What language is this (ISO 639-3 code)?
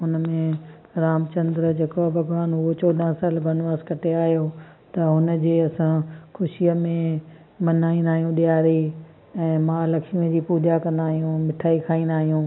snd